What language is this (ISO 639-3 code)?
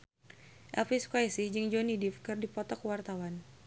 sun